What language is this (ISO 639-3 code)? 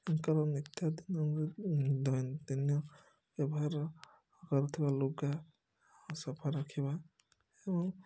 ori